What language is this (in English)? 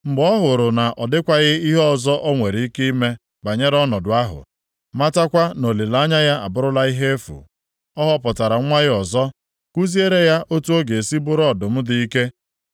Igbo